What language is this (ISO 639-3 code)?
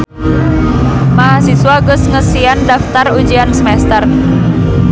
sun